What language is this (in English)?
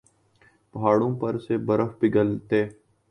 Urdu